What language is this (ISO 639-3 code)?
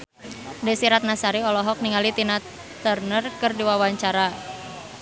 sun